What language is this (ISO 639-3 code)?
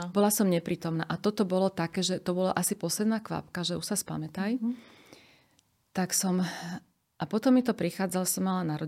slk